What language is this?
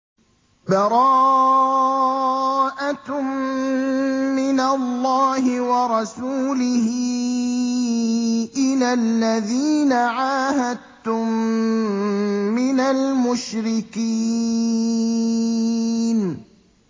Arabic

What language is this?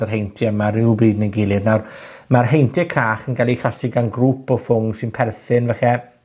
Welsh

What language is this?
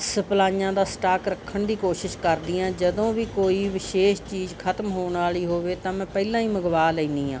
Punjabi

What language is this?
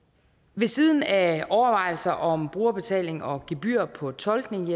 Danish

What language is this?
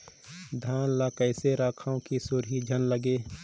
Chhattisgarhi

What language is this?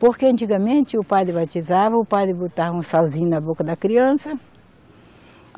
Portuguese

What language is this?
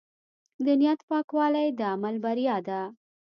Pashto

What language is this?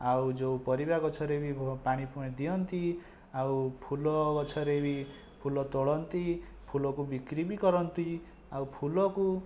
Odia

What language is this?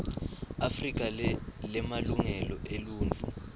Swati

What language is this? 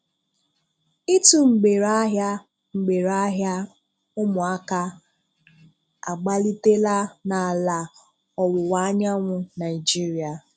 Igbo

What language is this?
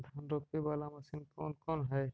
Magahi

